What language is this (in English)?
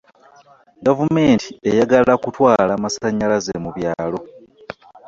Ganda